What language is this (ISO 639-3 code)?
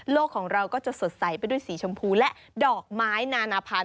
tha